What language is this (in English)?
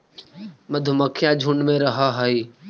Magahi